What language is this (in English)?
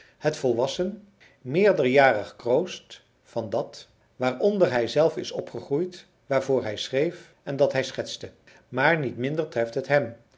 Dutch